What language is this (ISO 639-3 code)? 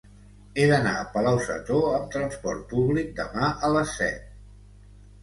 cat